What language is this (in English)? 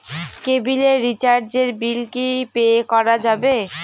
Bangla